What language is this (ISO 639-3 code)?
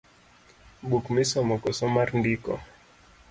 luo